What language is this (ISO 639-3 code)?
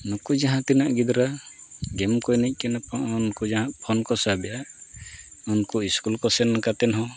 sat